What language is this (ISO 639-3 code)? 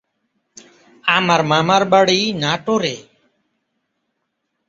ben